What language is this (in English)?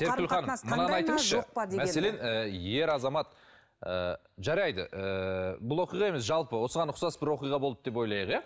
Kazakh